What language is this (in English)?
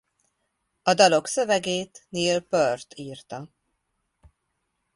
Hungarian